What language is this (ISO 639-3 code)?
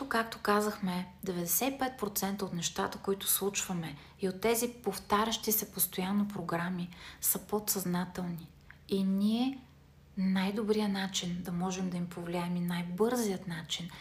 bul